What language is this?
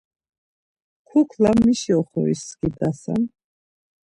Laz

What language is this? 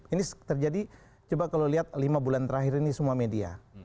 Indonesian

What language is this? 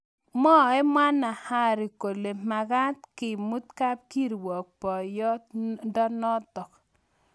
Kalenjin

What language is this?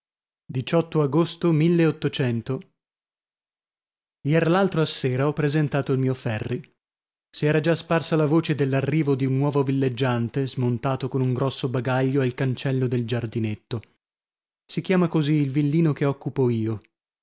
Italian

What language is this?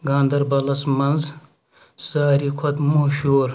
Kashmiri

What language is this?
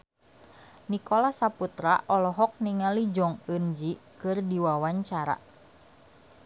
Sundanese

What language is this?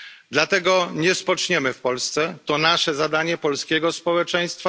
Polish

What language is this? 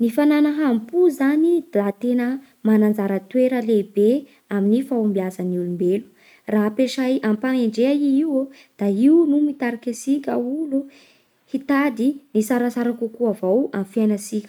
Bara Malagasy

